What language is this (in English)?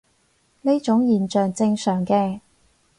Cantonese